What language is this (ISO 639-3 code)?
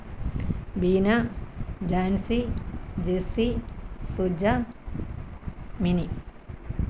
mal